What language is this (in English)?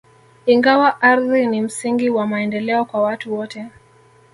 Swahili